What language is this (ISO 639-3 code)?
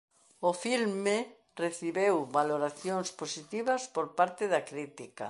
glg